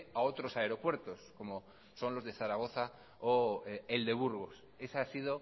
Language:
Spanish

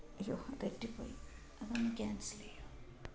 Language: Sanskrit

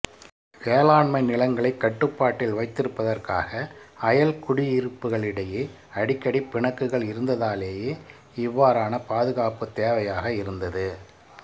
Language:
Tamil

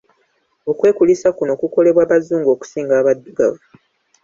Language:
Ganda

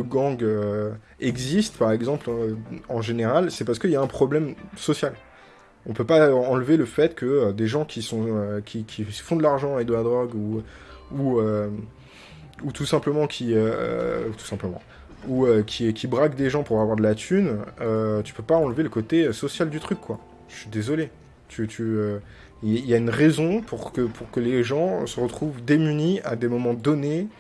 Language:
French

